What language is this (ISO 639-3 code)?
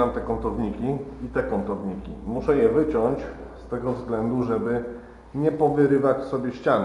pol